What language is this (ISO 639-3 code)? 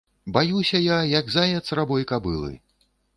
bel